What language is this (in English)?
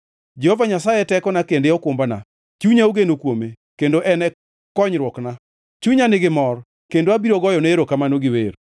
Luo (Kenya and Tanzania)